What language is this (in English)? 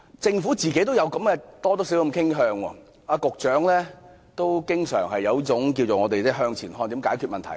Cantonese